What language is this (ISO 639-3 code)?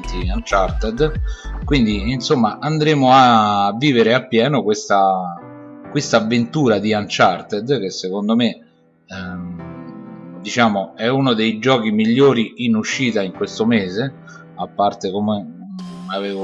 ita